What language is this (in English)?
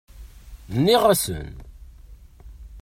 Kabyle